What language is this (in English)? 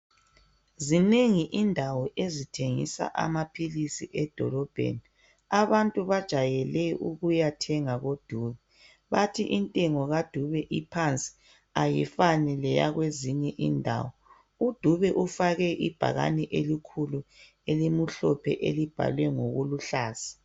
North Ndebele